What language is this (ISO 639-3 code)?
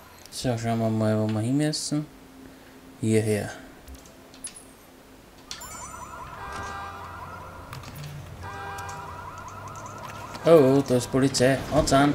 deu